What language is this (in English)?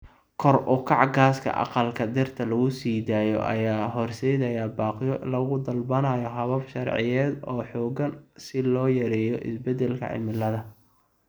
Somali